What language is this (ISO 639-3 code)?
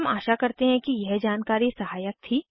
hin